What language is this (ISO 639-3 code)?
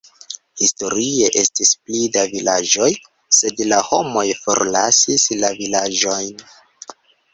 epo